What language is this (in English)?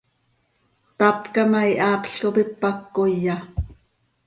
Seri